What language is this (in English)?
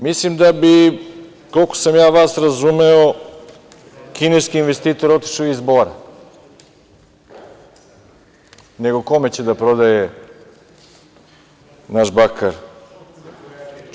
Serbian